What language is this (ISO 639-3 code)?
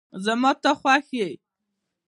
pus